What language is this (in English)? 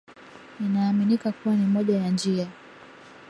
Swahili